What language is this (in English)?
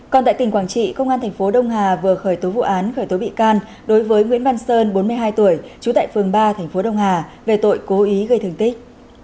Vietnamese